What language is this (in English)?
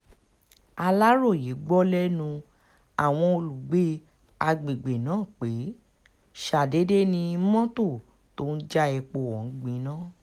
Yoruba